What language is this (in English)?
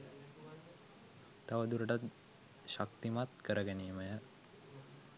Sinhala